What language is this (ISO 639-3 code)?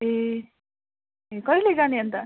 nep